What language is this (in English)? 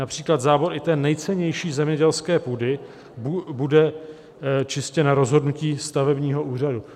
Czech